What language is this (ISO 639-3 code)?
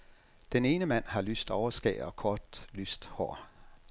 dan